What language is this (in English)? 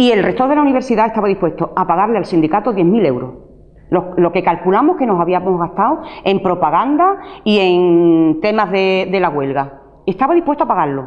Spanish